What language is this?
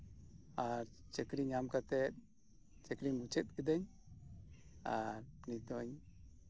Santali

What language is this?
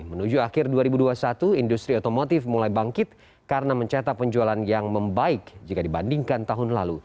Indonesian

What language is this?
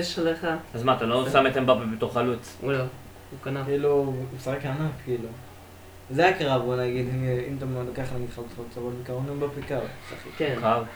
Hebrew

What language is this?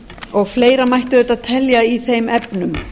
Icelandic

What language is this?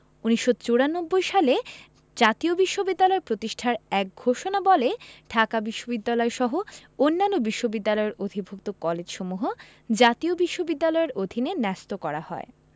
Bangla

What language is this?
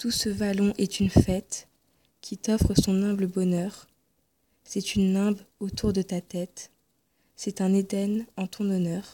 French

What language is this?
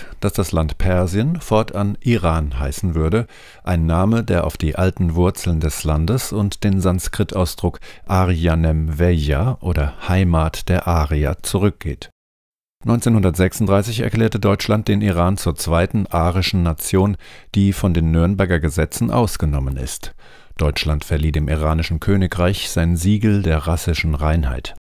German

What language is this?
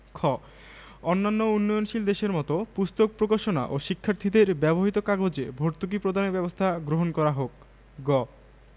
Bangla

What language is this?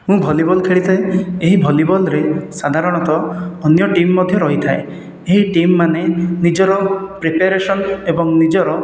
Odia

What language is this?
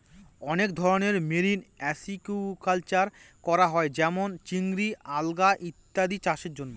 Bangla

